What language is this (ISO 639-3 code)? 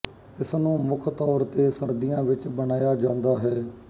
pan